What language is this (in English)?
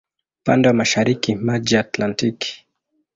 Swahili